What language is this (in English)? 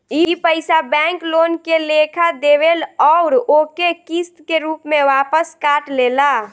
Bhojpuri